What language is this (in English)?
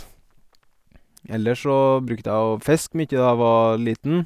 Norwegian